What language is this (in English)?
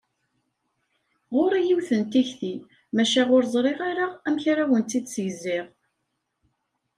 Kabyle